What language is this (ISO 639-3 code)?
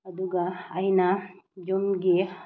mni